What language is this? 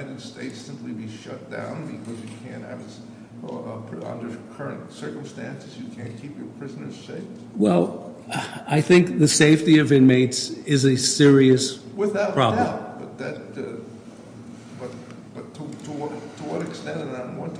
English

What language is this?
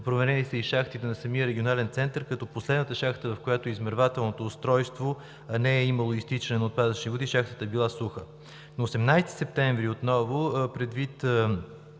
Bulgarian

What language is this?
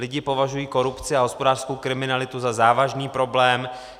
Czech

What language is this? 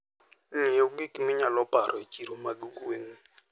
Luo (Kenya and Tanzania)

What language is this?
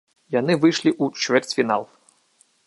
Belarusian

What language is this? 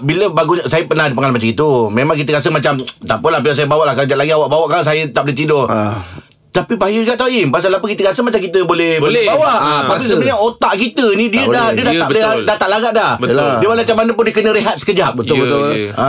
Malay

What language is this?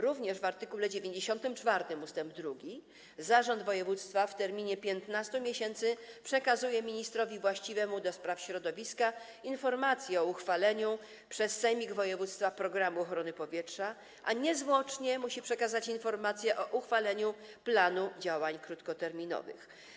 Polish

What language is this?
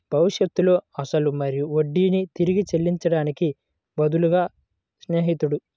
Telugu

